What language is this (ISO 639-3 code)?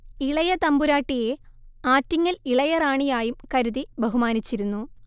mal